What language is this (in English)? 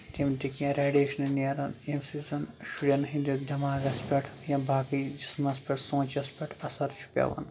Kashmiri